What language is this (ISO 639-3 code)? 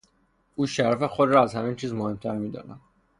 fas